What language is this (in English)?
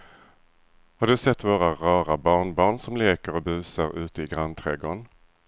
Swedish